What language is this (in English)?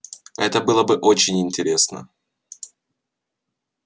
Russian